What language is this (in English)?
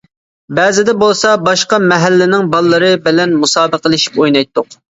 Uyghur